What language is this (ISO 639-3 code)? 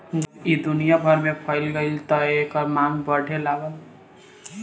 bho